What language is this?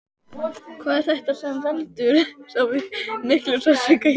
Icelandic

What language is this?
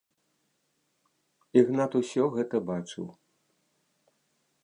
Belarusian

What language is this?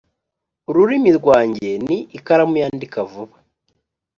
Kinyarwanda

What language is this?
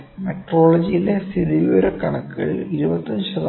Malayalam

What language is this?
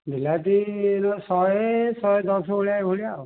Odia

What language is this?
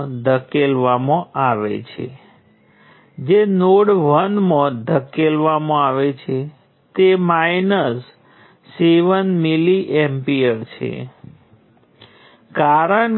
Gujarati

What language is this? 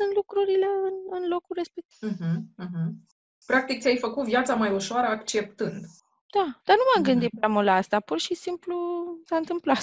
Romanian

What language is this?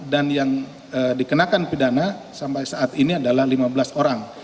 Indonesian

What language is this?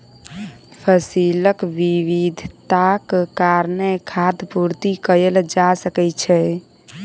Maithili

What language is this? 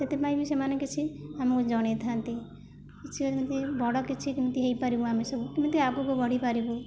Odia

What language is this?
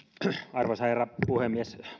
Finnish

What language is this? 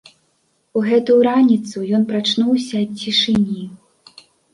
Belarusian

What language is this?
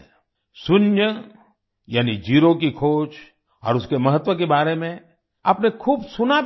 Hindi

